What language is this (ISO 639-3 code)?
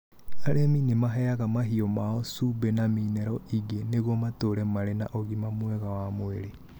kik